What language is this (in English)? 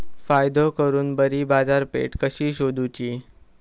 Marathi